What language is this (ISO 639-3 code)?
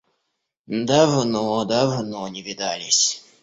rus